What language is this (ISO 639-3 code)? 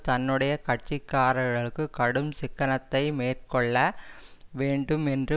tam